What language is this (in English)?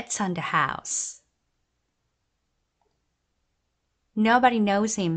Korean